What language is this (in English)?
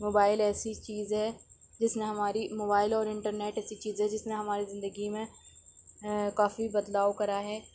Urdu